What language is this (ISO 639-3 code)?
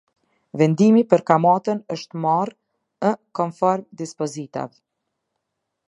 sqi